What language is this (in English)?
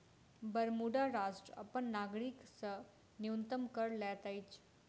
Maithili